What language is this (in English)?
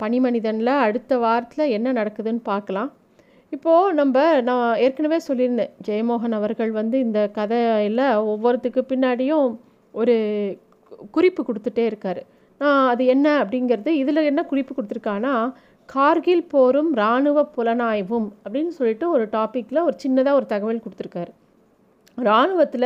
Tamil